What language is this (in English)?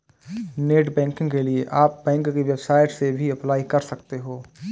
Hindi